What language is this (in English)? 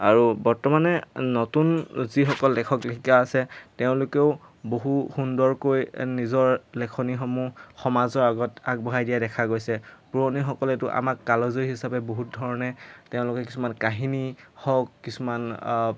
Assamese